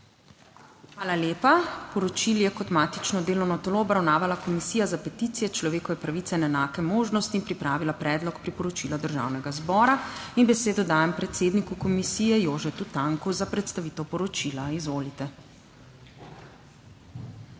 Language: Slovenian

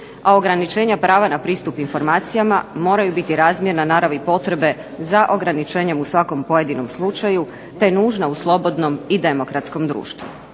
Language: Croatian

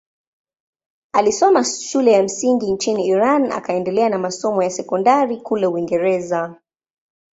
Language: Swahili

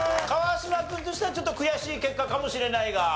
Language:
Japanese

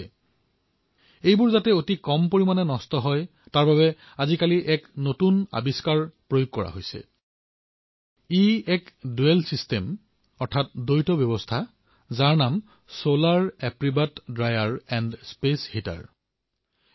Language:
Assamese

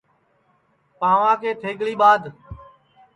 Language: Sansi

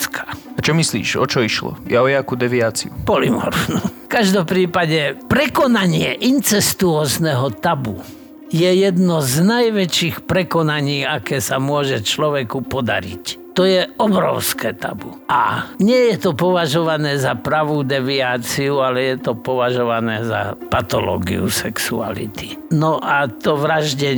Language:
Slovak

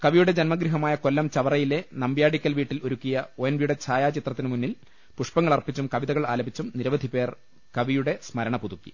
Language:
Malayalam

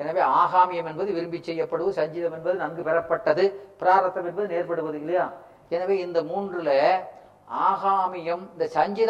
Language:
Tamil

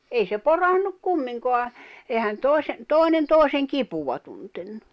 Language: Finnish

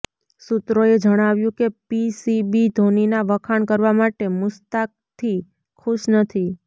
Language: Gujarati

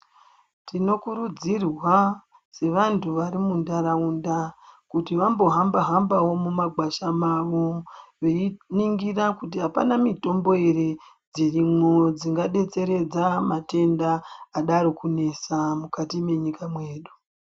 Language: Ndau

